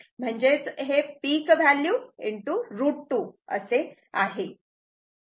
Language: Marathi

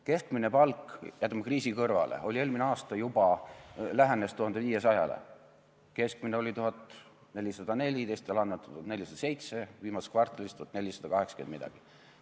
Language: Estonian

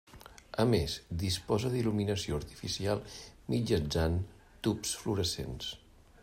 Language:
Catalan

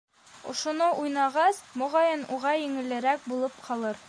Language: Bashkir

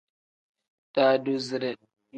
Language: Tem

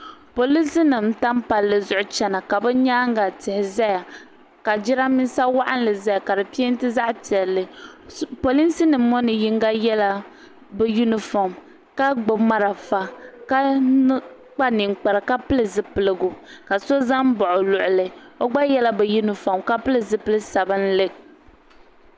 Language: Dagbani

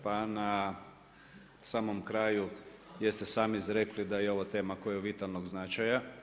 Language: Croatian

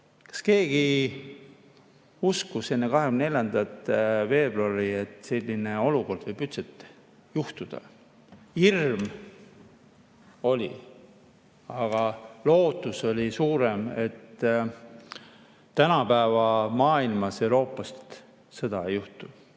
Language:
Estonian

